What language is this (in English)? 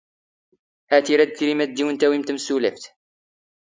Standard Moroccan Tamazight